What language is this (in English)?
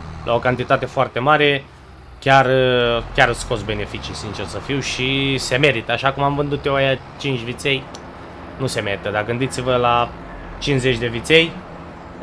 Romanian